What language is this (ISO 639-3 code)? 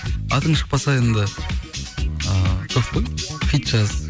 kaz